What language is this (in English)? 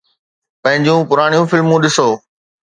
Sindhi